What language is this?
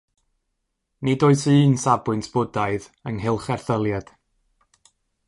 Welsh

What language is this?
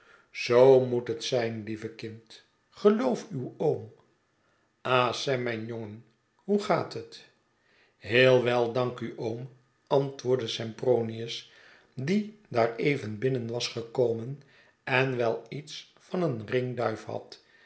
Dutch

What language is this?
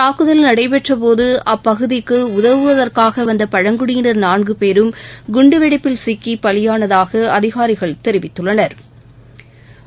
Tamil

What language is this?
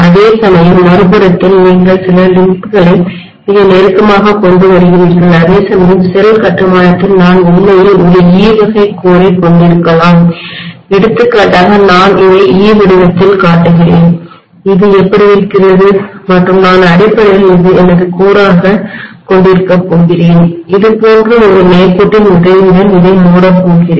Tamil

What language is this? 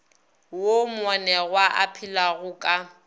Northern Sotho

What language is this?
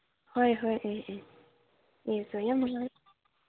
Manipuri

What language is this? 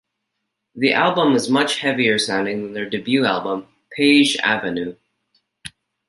English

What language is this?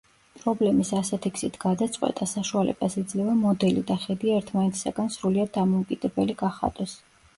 Georgian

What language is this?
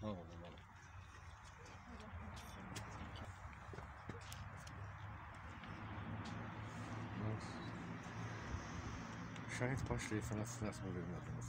Turkish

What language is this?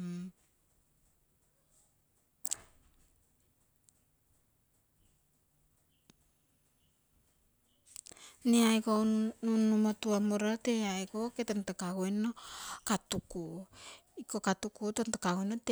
Terei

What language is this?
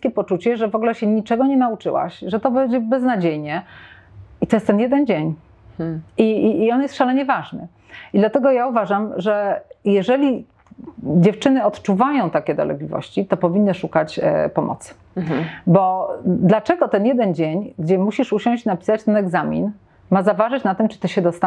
Polish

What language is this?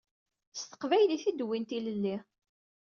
Kabyle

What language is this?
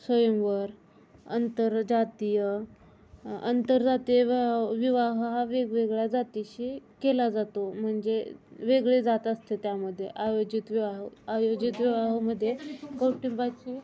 Marathi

